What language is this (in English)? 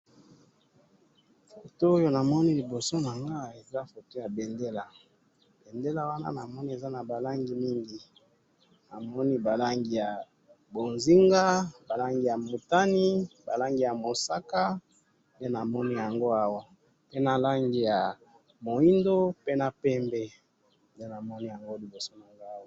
Lingala